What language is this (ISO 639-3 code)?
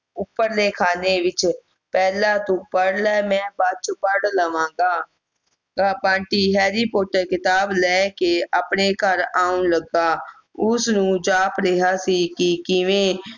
pan